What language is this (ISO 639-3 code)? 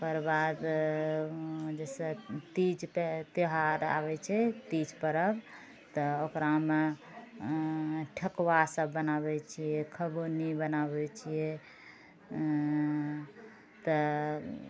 mai